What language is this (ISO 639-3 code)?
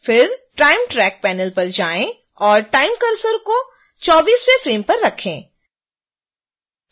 hin